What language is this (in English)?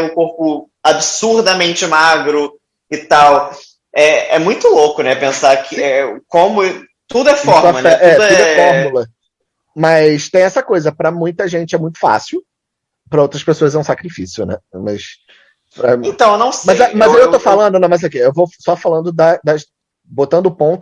Portuguese